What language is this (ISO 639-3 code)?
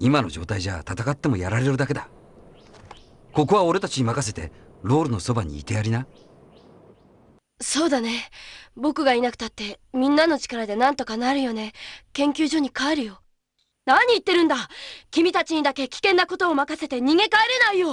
jpn